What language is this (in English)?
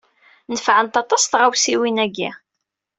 Kabyle